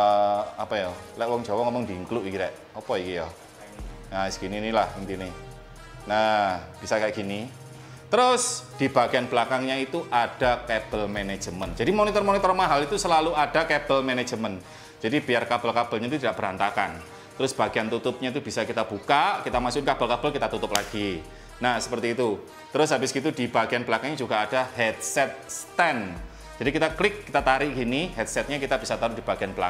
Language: Indonesian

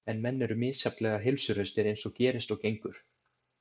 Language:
Icelandic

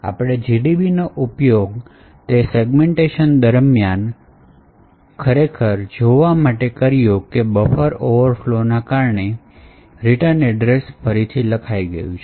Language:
Gujarati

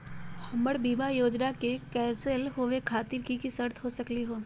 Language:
Magahi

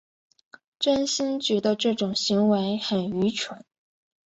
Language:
Chinese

